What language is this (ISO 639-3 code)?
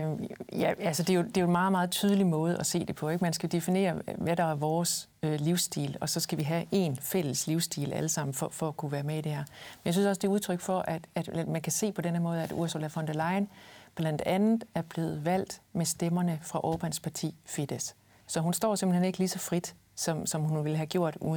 dan